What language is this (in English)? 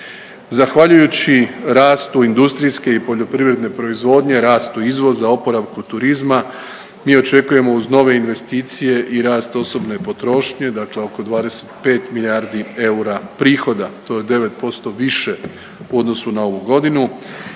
Croatian